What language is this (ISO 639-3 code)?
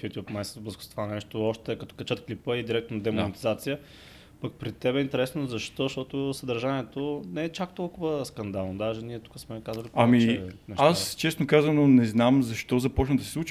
bul